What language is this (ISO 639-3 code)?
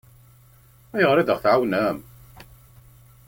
kab